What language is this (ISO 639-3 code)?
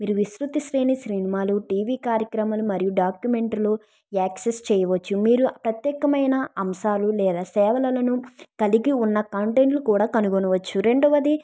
tel